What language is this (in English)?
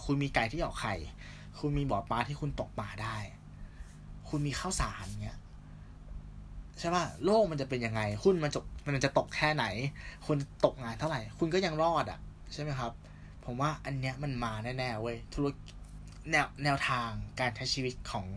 Thai